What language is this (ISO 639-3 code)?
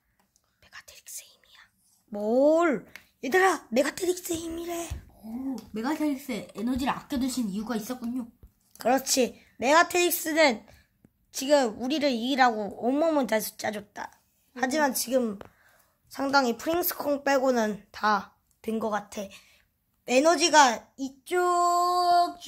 kor